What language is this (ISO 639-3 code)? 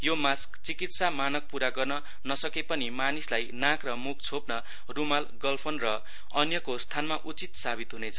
nep